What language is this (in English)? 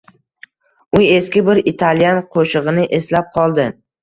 Uzbek